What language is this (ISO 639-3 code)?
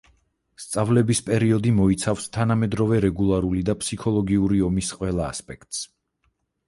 kat